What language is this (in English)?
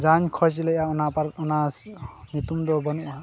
Santali